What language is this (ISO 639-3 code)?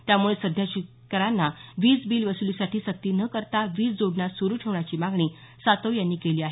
mar